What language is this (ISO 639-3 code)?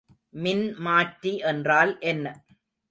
tam